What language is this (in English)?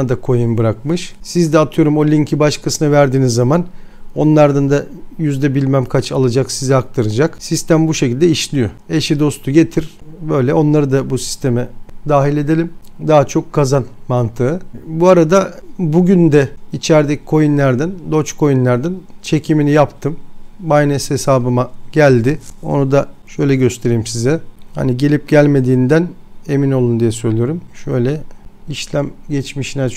Turkish